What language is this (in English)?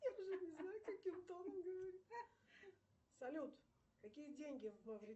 Russian